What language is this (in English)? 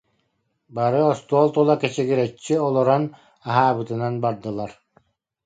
Yakut